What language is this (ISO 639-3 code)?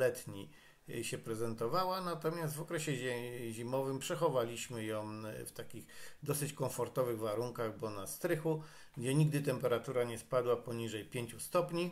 pol